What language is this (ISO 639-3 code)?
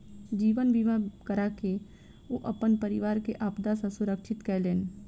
mai